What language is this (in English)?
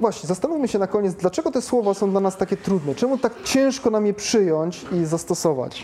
Polish